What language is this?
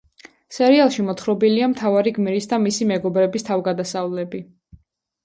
Georgian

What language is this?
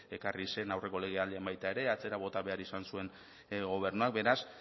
Basque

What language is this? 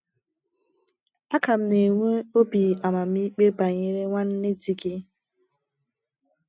Igbo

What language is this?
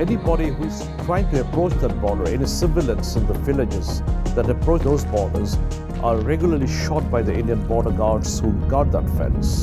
English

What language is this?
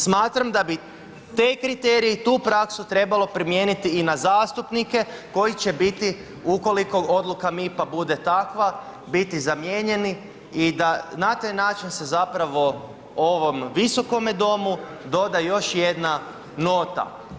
Croatian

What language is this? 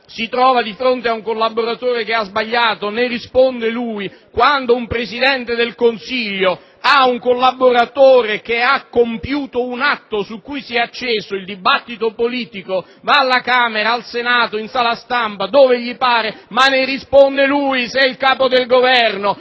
Italian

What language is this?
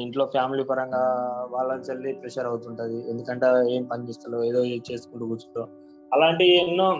Telugu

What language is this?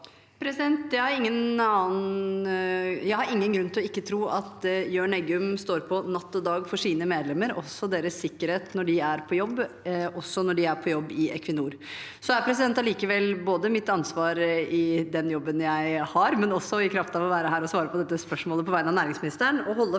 Norwegian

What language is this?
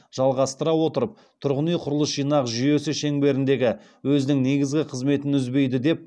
Kazakh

